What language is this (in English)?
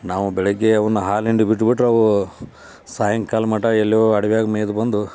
Kannada